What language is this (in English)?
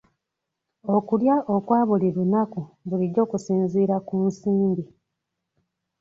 Ganda